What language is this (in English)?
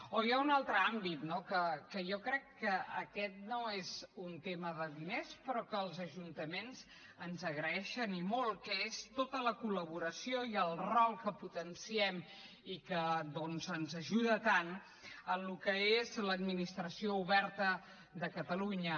Catalan